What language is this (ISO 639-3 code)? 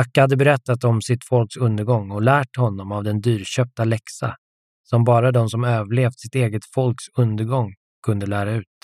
swe